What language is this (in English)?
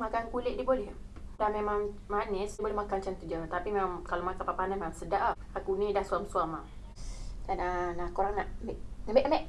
Malay